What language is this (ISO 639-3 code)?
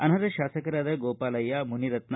kan